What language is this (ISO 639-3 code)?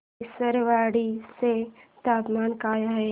mar